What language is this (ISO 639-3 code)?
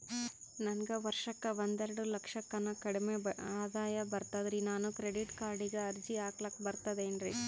kan